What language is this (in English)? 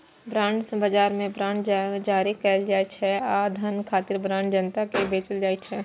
Maithili